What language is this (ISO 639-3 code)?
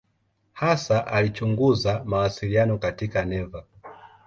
swa